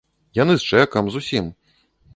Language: Belarusian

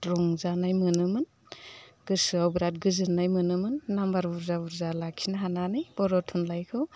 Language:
Bodo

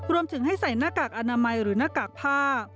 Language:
Thai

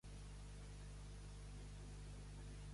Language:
Catalan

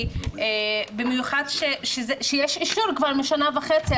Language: Hebrew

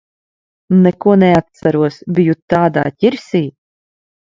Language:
Latvian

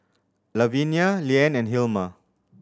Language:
English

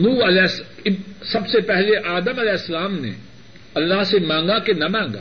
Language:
Urdu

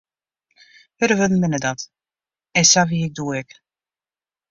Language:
Western Frisian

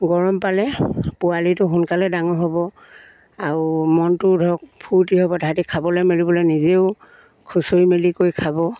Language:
Assamese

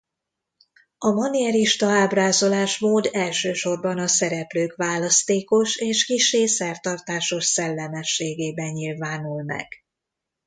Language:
Hungarian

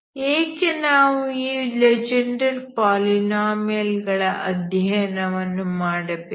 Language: Kannada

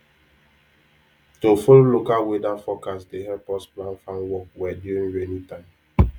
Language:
Nigerian Pidgin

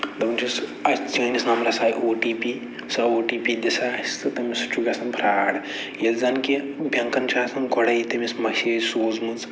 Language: Kashmiri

